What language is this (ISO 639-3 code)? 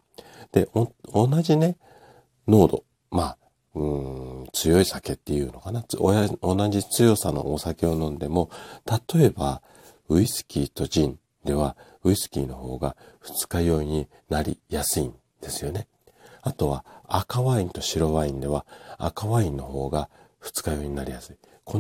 jpn